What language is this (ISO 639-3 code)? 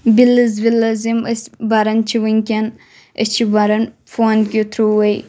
kas